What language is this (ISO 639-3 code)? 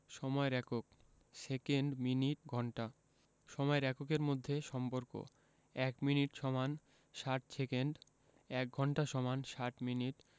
ben